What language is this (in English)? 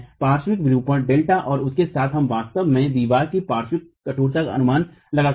Hindi